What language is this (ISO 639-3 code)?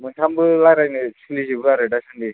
brx